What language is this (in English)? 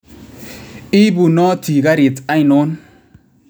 Kalenjin